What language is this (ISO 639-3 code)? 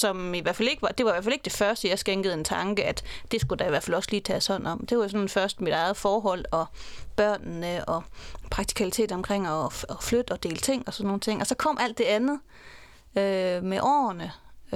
dan